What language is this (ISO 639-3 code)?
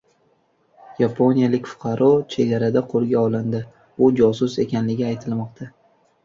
uzb